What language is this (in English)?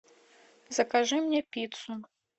Russian